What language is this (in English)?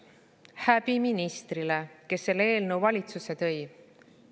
Estonian